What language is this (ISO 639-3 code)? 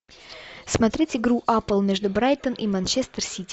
rus